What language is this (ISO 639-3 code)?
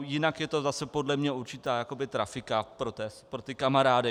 ces